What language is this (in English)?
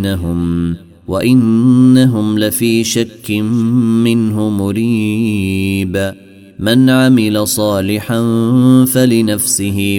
Arabic